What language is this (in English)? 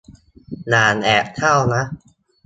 Thai